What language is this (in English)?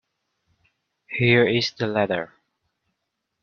English